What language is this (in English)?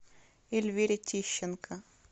Russian